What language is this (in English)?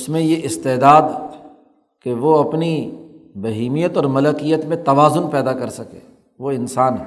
Urdu